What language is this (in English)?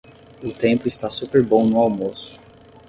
Portuguese